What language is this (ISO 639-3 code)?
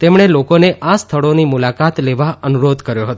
guj